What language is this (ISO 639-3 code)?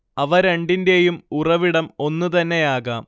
mal